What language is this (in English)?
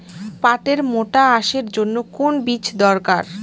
Bangla